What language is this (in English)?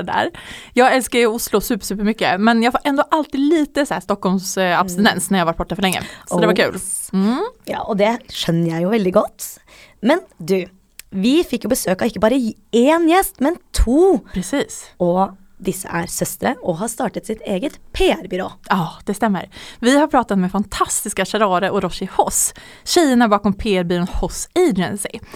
Swedish